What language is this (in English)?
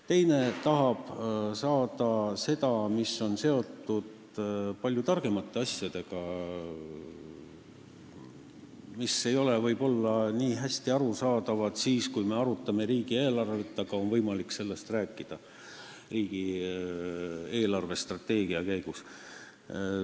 Estonian